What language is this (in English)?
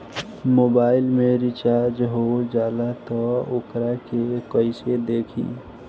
Bhojpuri